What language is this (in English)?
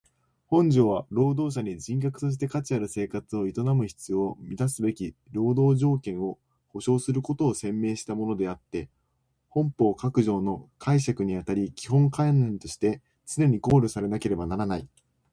Japanese